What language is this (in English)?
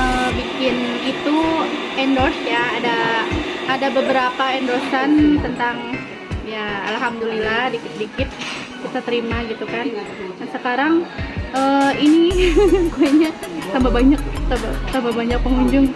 Indonesian